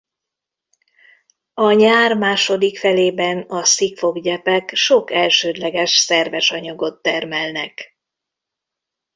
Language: Hungarian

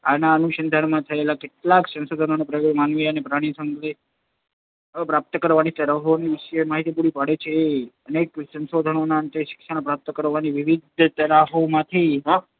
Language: Gujarati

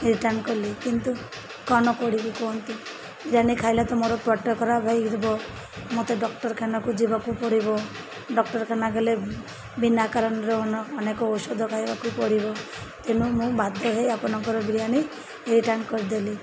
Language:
Odia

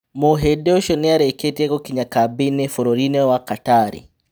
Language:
Kikuyu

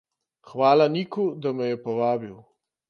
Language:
Slovenian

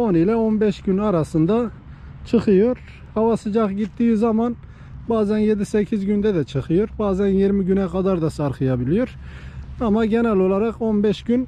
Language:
Turkish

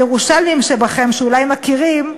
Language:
Hebrew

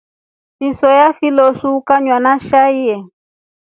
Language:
Rombo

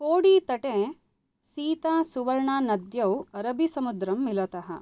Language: Sanskrit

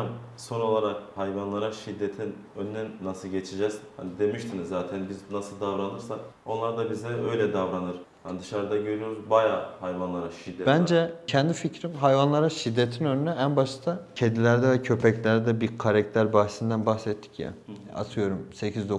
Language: Turkish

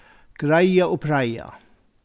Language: Faroese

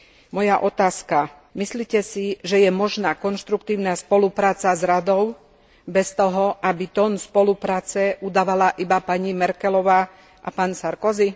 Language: Slovak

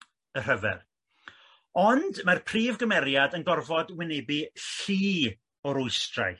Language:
Welsh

